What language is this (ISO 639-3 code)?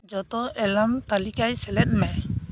sat